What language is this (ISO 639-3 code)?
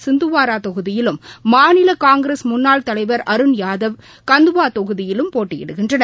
tam